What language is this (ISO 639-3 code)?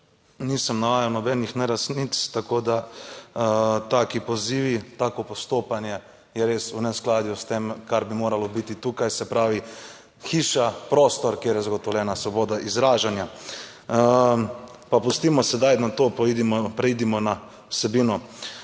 slv